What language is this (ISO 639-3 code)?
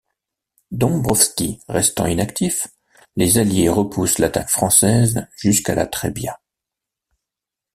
fra